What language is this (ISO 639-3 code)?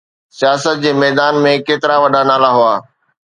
snd